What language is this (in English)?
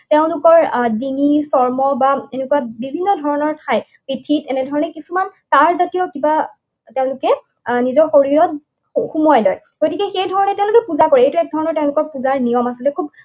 Assamese